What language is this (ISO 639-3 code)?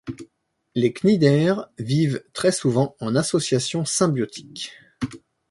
fra